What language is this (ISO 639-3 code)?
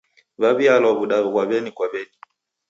dav